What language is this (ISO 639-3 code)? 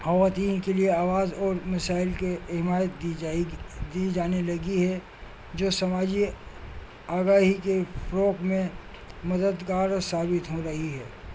urd